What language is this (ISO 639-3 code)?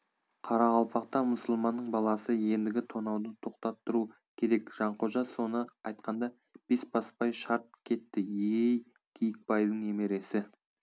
kaz